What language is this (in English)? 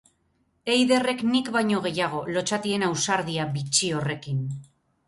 Basque